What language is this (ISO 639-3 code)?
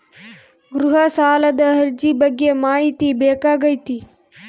kan